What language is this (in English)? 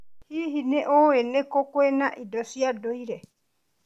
Kikuyu